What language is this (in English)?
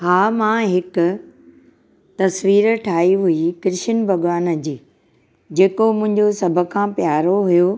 Sindhi